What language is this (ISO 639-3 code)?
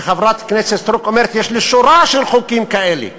heb